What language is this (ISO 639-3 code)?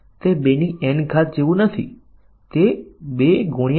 guj